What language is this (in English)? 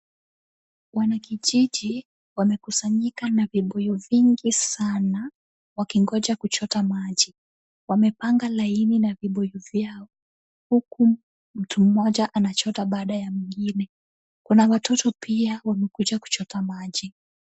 Swahili